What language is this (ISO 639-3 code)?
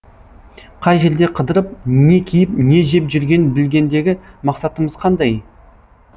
kaz